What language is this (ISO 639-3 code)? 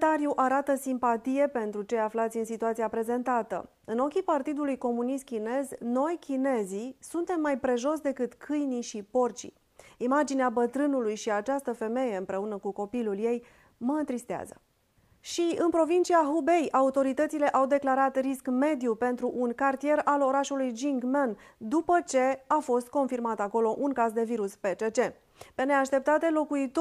ron